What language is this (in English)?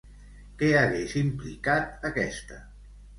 Catalan